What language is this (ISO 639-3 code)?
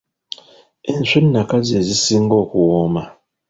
lug